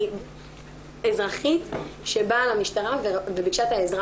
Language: Hebrew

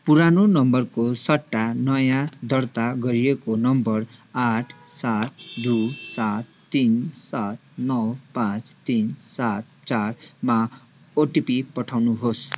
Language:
Nepali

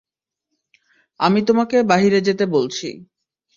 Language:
Bangla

